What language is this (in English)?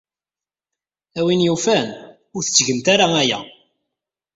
Kabyle